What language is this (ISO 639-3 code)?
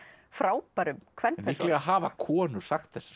isl